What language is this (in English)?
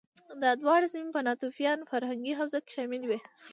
Pashto